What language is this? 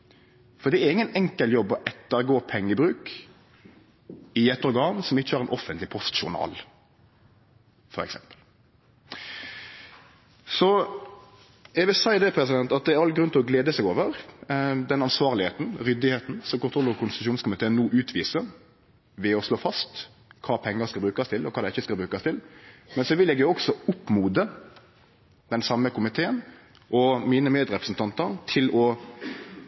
Norwegian Nynorsk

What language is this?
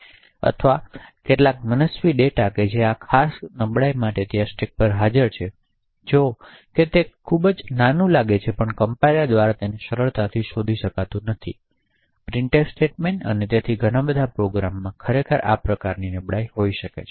Gujarati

